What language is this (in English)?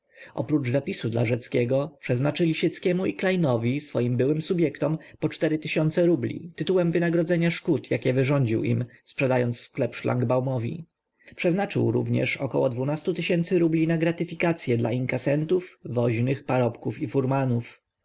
Polish